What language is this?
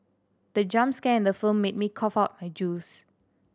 English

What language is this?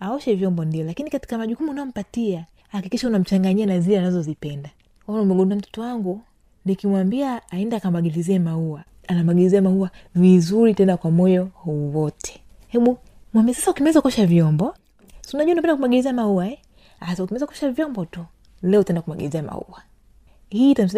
Swahili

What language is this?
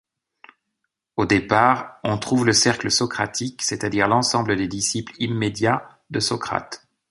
French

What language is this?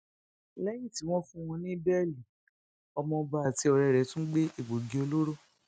Yoruba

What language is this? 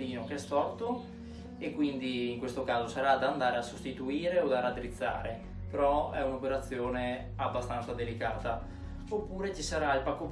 Italian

